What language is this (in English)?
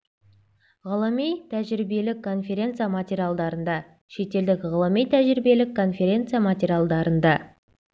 Kazakh